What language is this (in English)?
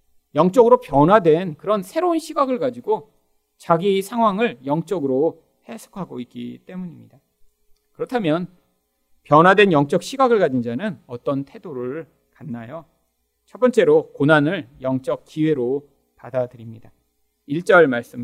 Korean